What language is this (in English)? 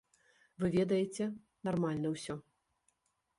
Belarusian